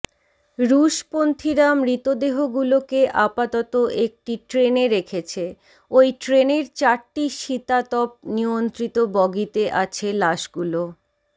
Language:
Bangla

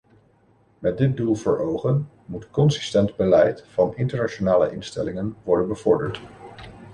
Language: Dutch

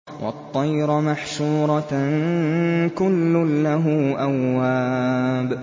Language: Arabic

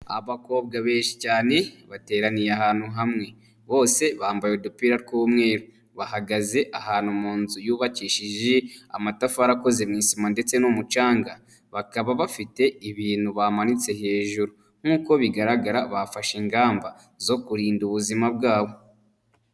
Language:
Kinyarwanda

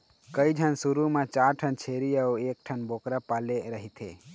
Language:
Chhattisgarhi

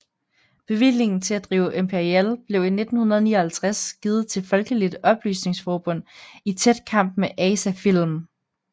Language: Danish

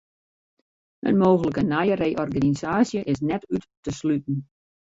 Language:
Western Frisian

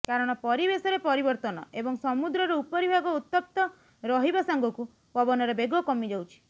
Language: Odia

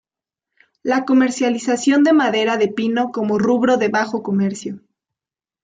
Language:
Spanish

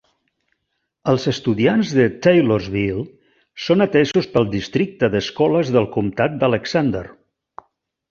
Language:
Catalan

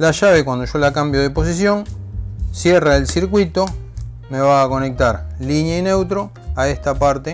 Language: Spanish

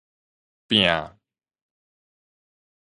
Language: Min Nan Chinese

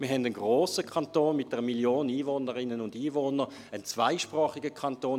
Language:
Swiss German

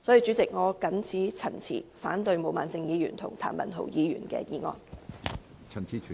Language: Cantonese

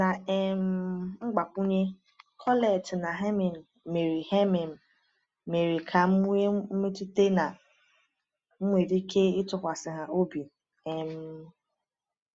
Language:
Igbo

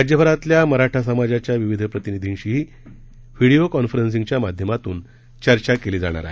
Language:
Marathi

